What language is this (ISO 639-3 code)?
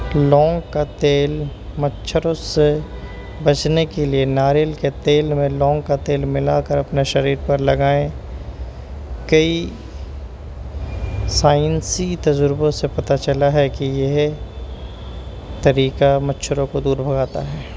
urd